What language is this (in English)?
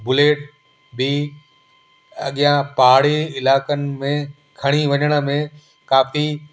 Sindhi